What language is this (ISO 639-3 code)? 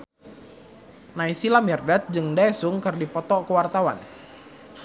sun